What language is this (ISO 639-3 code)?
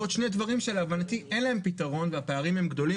heb